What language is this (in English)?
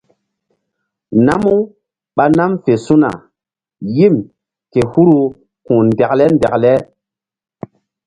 Mbum